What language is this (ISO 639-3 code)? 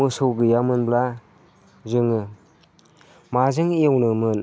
brx